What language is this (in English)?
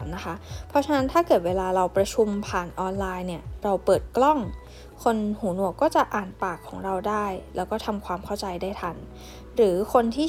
Thai